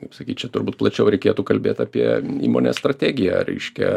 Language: Lithuanian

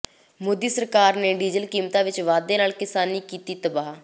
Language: Punjabi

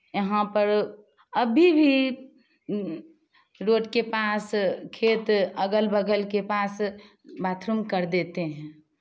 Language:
Hindi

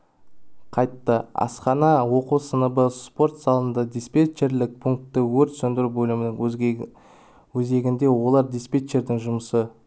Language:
Kazakh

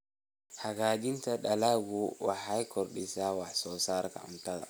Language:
Somali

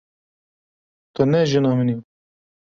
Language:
Kurdish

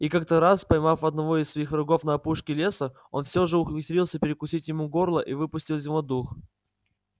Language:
Russian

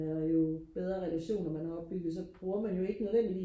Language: Danish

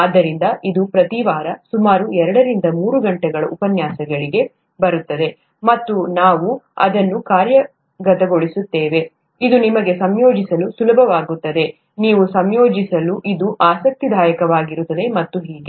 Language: Kannada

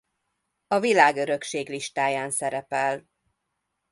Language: Hungarian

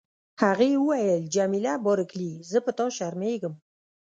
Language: Pashto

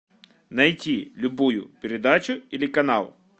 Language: Russian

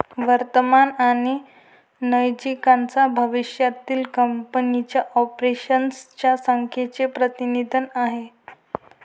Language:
Marathi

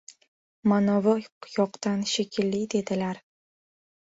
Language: Uzbek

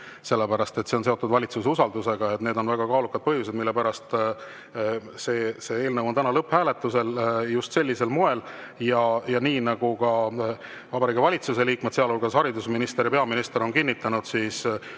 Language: Estonian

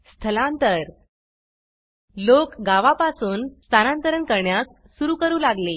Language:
Marathi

